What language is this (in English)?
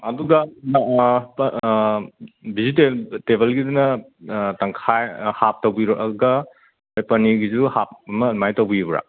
Manipuri